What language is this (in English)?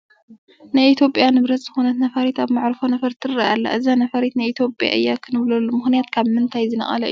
Tigrinya